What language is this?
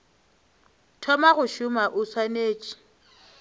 Northern Sotho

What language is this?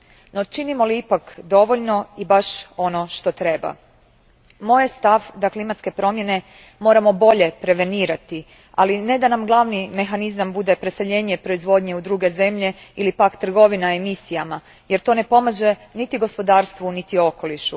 Croatian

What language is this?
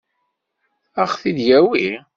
Kabyle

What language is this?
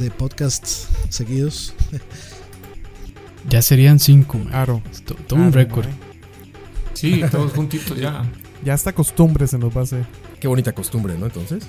Spanish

